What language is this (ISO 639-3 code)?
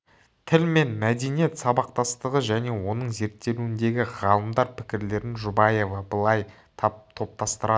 kaz